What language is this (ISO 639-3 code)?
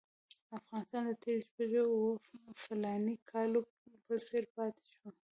pus